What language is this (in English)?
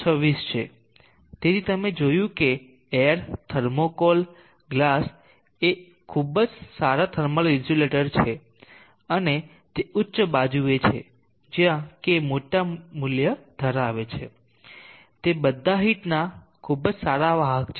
Gujarati